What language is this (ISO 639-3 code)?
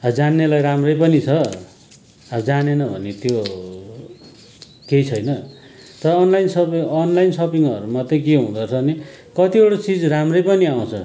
nep